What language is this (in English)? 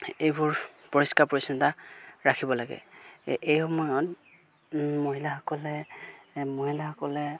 Assamese